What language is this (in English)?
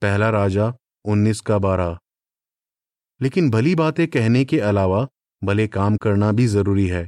Hindi